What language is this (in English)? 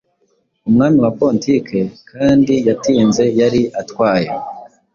Kinyarwanda